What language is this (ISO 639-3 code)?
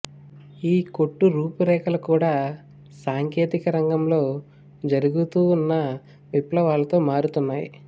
tel